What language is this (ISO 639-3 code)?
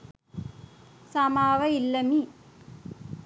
sin